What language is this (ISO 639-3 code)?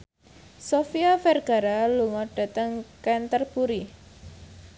jav